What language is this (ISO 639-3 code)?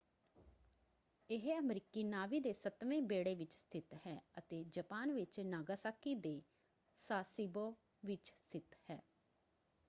pan